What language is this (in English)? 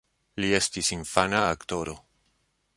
Esperanto